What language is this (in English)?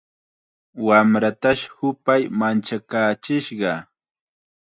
Chiquián Ancash Quechua